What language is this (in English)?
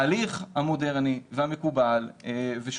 Hebrew